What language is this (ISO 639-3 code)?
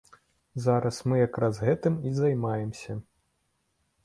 bel